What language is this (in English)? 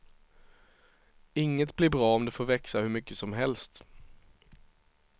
Swedish